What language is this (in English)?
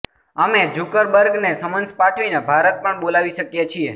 Gujarati